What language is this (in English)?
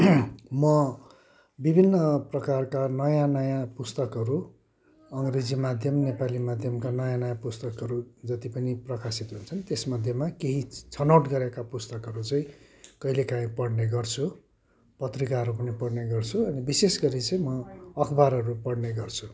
Nepali